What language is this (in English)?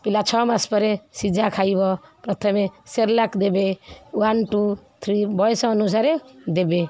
Odia